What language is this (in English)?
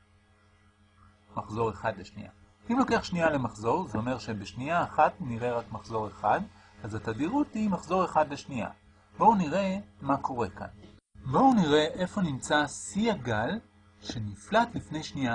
Hebrew